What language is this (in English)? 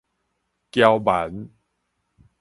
Min Nan Chinese